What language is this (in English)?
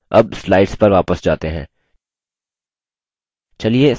Hindi